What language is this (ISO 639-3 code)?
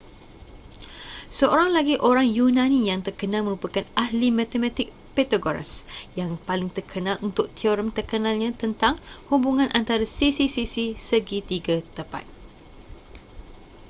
msa